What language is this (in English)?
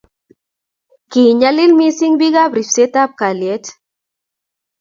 Kalenjin